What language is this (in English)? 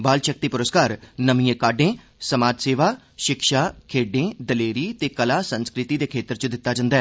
Dogri